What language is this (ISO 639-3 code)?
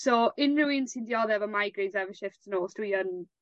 cym